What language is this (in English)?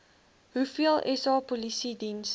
Afrikaans